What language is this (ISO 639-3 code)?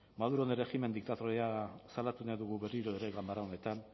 eus